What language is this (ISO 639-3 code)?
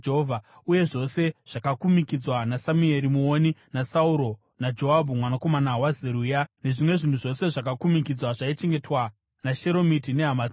sna